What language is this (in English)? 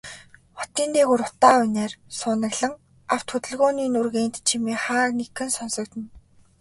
Mongolian